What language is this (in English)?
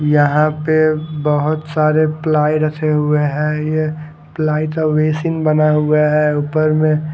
Hindi